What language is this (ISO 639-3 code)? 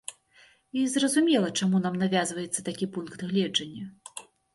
bel